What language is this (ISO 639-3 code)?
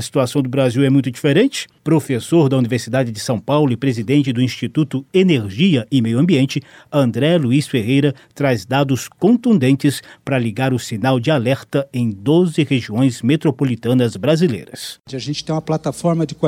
por